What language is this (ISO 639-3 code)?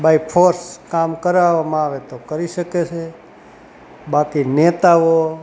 guj